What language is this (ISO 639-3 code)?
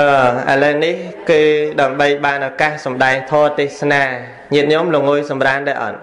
vie